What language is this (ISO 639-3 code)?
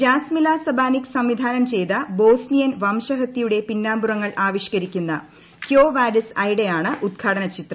mal